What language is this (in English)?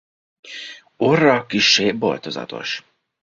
Hungarian